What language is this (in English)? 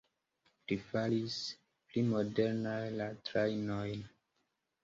Esperanto